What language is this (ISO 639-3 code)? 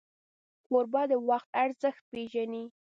pus